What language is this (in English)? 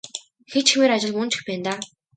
Mongolian